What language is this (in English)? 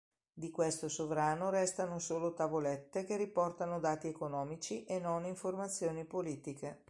Italian